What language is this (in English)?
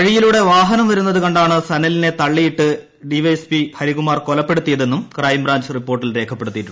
Malayalam